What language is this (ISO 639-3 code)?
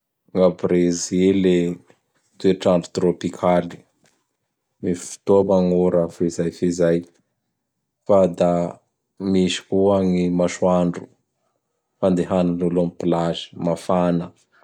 bhr